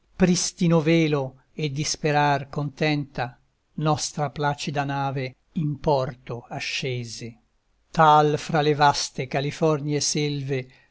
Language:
Italian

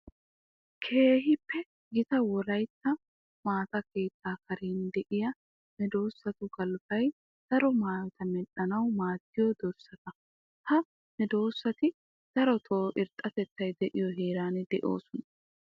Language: Wolaytta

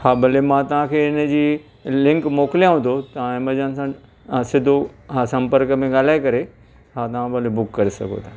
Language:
Sindhi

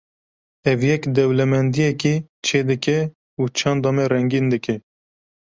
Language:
Kurdish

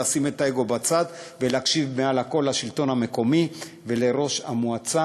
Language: Hebrew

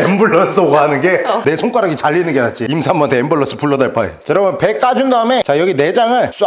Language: Korean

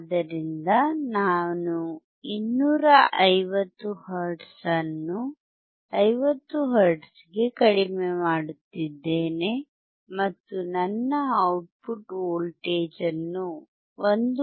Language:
Kannada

